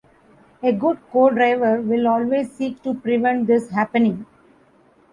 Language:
English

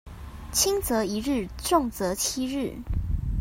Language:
Chinese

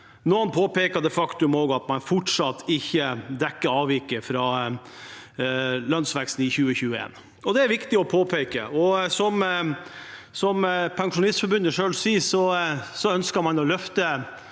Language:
Norwegian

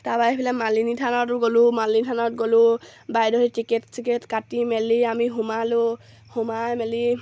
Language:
Assamese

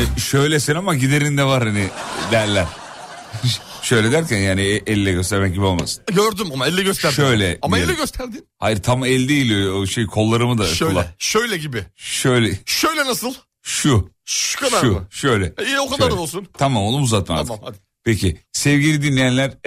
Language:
Turkish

